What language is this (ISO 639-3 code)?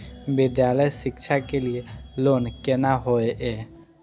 mai